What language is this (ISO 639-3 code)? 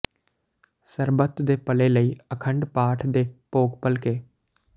pan